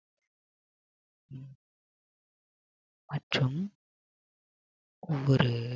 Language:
Tamil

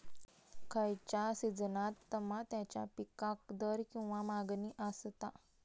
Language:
Marathi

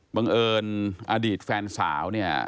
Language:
Thai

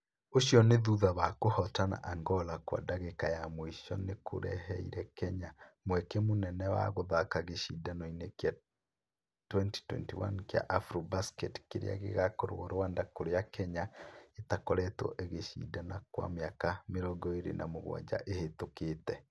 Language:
Kikuyu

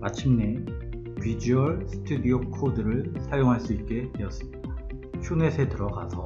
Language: Korean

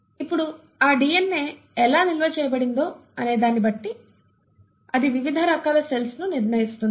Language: Telugu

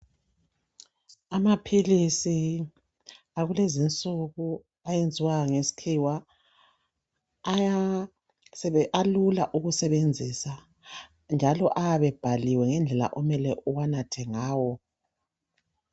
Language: North Ndebele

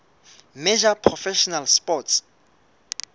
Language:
Southern Sotho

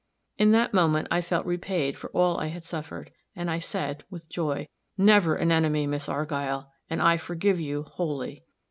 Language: English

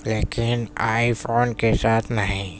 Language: Urdu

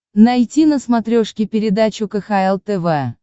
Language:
Russian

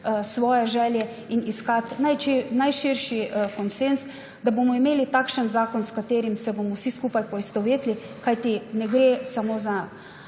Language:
Slovenian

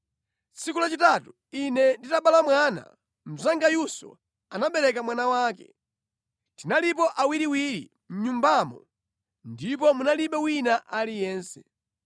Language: Nyanja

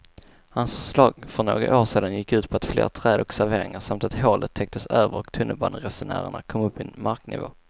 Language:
Swedish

